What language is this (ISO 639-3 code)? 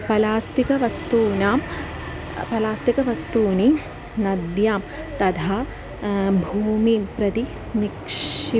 san